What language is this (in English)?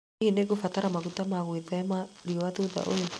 Kikuyu